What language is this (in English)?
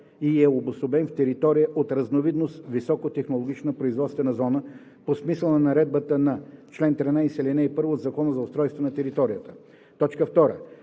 Bulgarian